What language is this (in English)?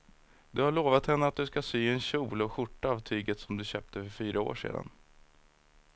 Swedish